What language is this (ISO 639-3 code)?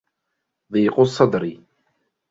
ara